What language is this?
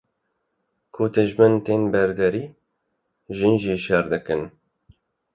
Kurdish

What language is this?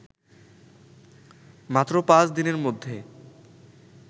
Bangla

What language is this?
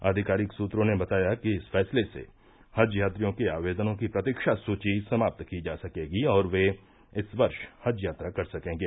Hindi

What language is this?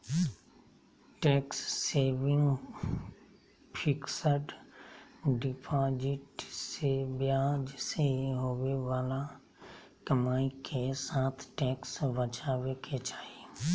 Magahi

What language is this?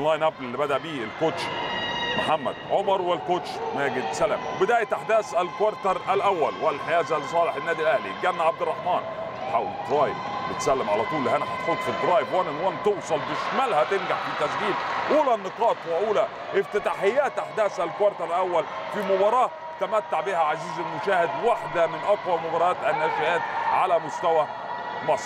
Arabic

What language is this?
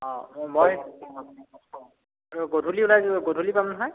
Assamese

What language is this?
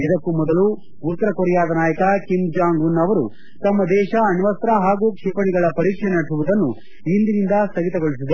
Kannada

